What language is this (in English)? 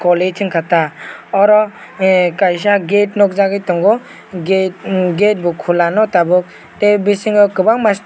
Kok Borok